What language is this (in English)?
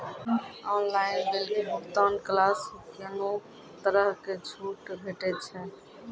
Maithili